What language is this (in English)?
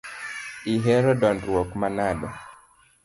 Luo (Kenya and Tanzania)